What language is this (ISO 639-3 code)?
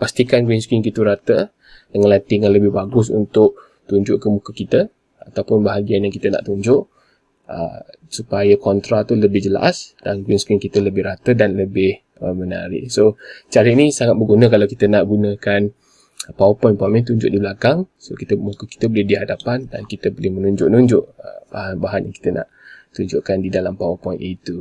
msa